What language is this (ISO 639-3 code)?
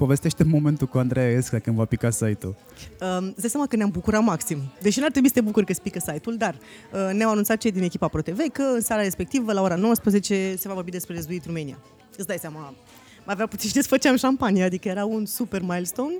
ron